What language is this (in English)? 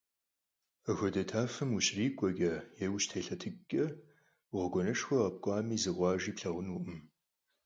Kabardian